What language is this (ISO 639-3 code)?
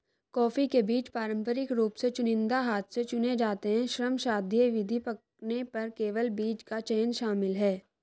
hin